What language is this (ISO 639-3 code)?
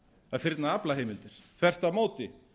isl